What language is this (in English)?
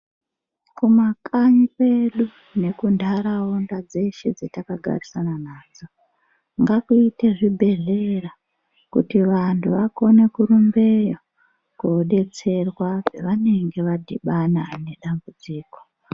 Ndau